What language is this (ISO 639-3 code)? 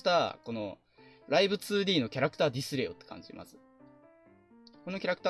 jpn